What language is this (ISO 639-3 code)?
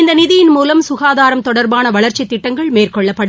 tam